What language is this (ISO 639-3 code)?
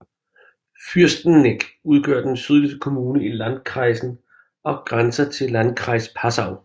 dan